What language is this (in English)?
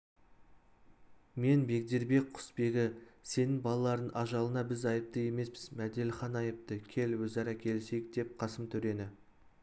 Kazakh